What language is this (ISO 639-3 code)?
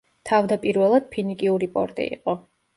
kat